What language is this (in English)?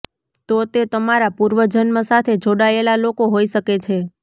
Gujarati